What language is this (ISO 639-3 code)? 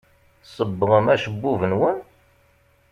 kab